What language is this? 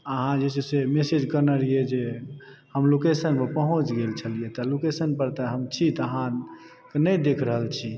Maithili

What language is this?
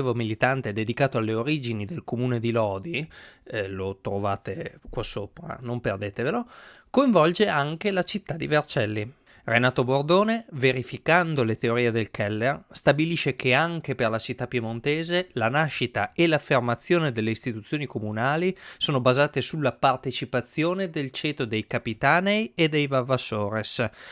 Italian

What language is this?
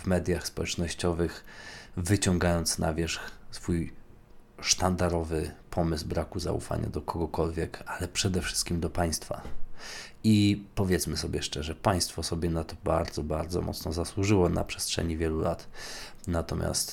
Polish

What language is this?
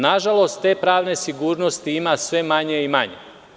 Serbian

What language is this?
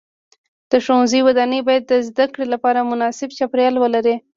Pashto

